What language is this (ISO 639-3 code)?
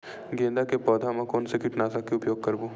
hne